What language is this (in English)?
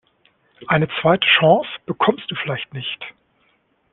German